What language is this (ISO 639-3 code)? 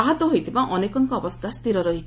ori